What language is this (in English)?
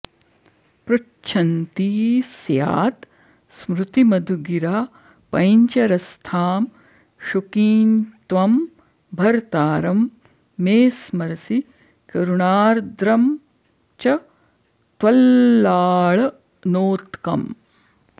Sanskrit